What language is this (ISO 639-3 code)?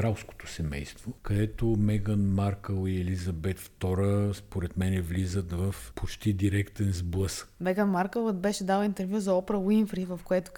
bul